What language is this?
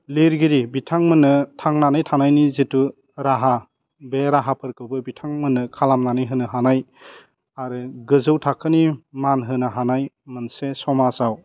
Bodo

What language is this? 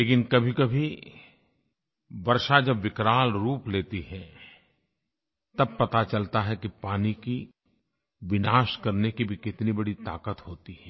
Hindi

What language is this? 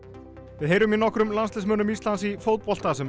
Icelandic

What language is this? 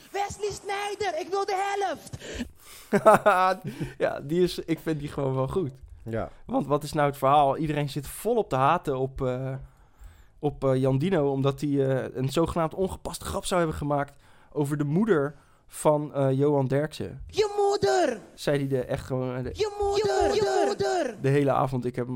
Dutch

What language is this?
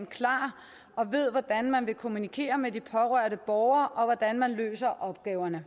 Danish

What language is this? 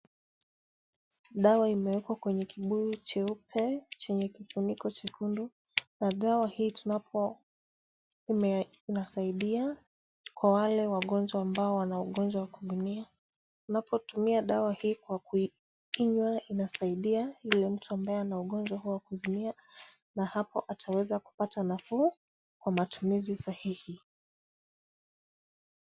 Swahili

